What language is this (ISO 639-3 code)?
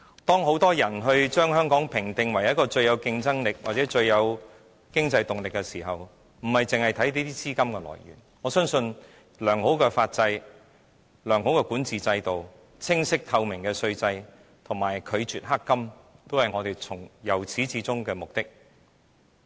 yue